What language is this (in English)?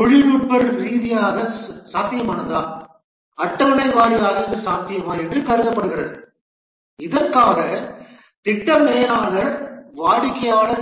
Tamil